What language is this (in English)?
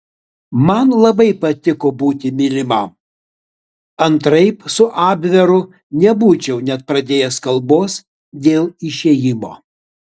Lithuanian